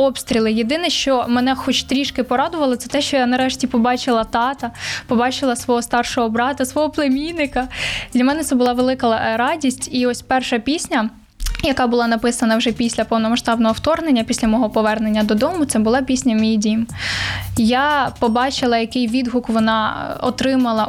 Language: Ukrainian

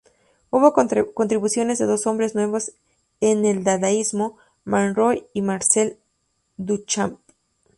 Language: Spanish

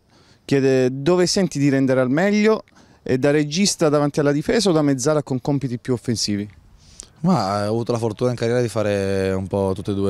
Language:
Italian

